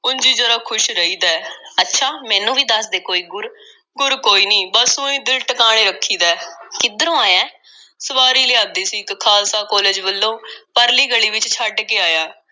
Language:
Punjabi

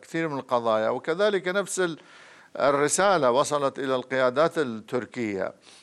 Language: Arabic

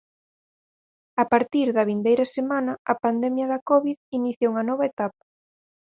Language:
Galician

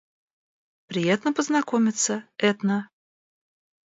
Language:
Russian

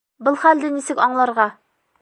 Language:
Bashkir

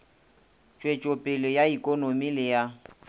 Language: Northern Sotho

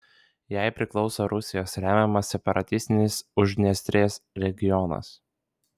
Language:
Lithuanian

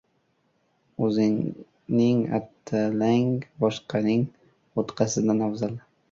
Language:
Uzbek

